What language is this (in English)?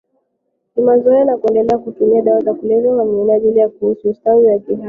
Swahili